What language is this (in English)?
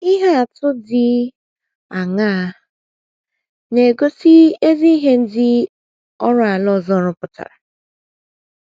Igbo